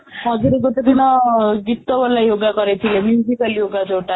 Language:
Odia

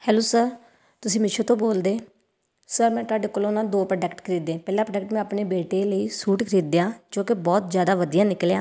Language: Punjabi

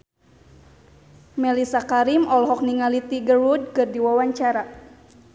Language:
Sundanese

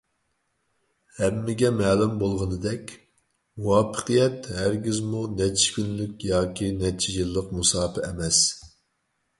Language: Uyghur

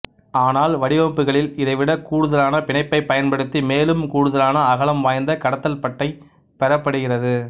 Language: Tamil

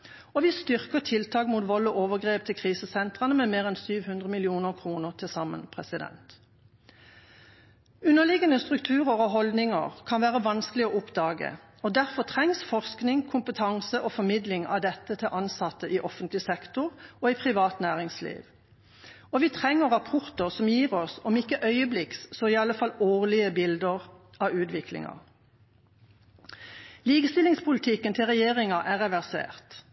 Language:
Norwegian Bokmål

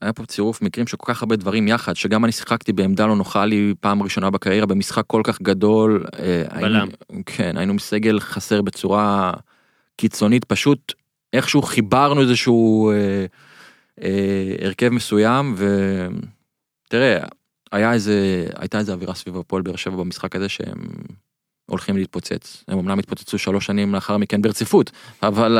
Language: Hebrew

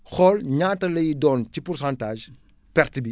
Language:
Wolof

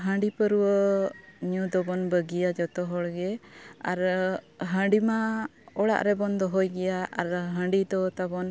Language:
Santali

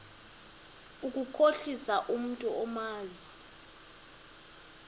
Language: Xhosa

